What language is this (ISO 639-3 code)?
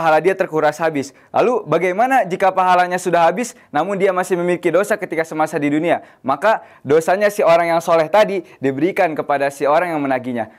ind